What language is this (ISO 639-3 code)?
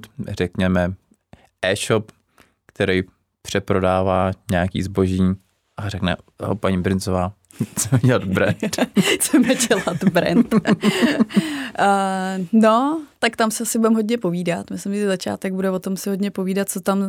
ces